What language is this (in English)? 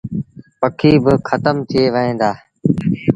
Sindhi Bhil